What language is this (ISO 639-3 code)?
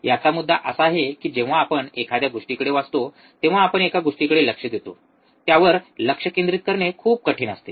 mar